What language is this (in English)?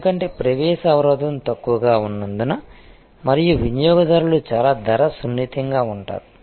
Telugu